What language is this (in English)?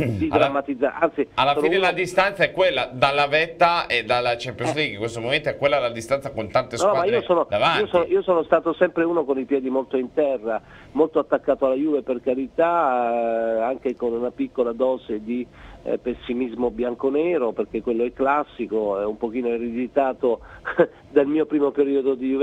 Italian